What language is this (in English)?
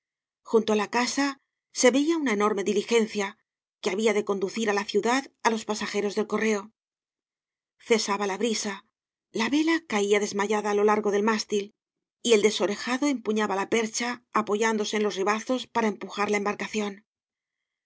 Spanish